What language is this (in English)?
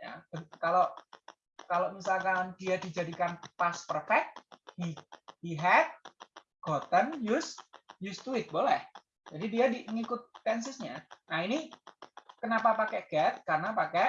Indonesian